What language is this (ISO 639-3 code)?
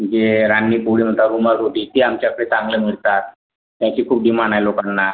mar